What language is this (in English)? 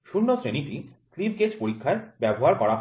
Bangla